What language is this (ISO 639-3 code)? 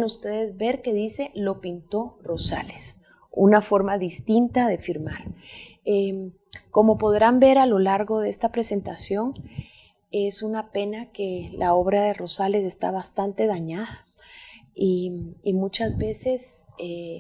spa